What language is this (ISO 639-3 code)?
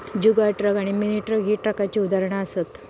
mar